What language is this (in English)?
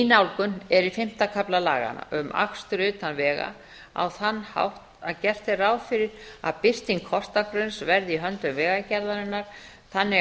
Icelandic